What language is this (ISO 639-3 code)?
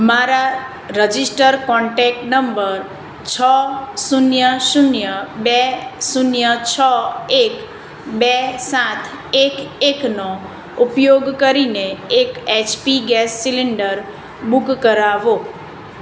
guj